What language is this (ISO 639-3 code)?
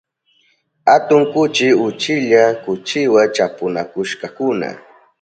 qup